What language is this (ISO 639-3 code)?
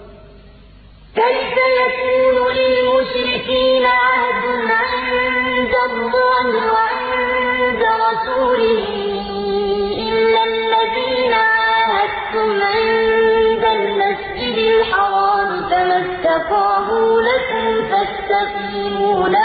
ara